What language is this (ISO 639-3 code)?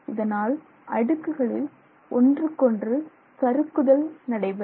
tam